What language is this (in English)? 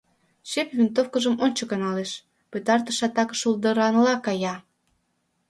Mari